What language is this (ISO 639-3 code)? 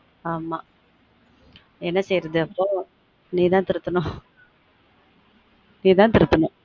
tam